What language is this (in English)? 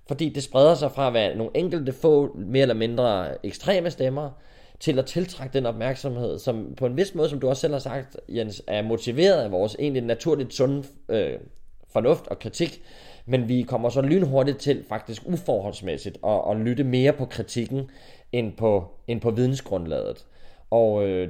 Danish